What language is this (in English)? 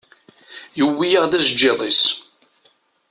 Kabyle